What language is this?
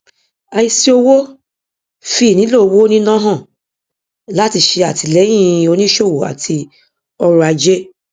Yoruba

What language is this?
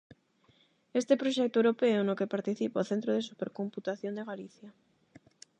Galician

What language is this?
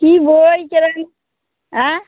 Bangla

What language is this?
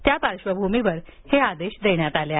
Marathi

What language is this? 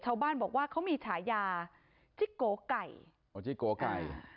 Thai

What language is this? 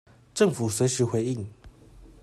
Chinese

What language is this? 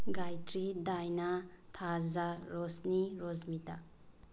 Manipuri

